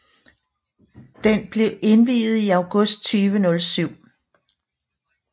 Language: Danish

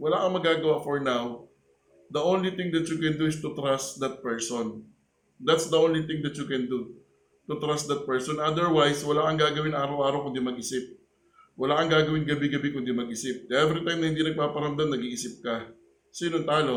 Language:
Filipino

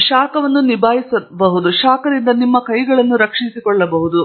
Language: Kannada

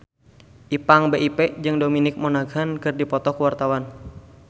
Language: Sundanese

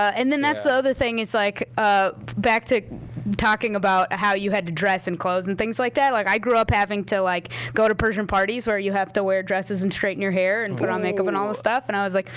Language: English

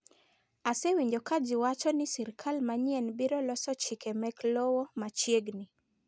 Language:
Luo (Kenya and Tanzania)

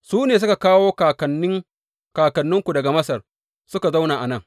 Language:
Hausa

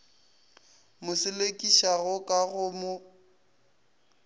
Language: Northern Sotho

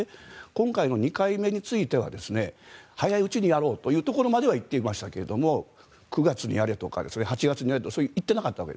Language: Japanese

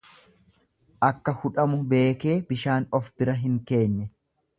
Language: Oromo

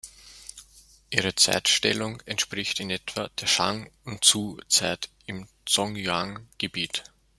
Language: German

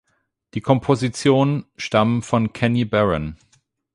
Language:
German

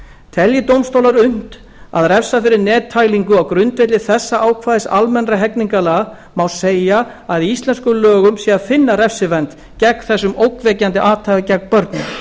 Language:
Icelandic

